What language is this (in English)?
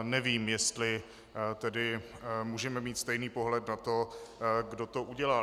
Czech